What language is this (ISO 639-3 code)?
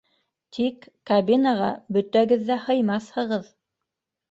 bak